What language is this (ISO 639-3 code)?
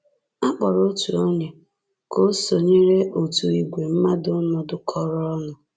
ibo